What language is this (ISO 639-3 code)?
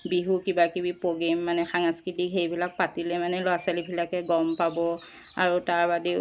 asm